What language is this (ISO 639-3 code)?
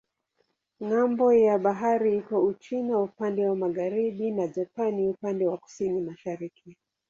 swa